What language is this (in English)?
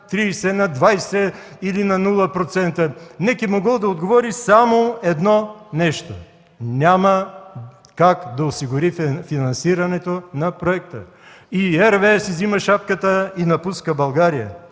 Bulgarian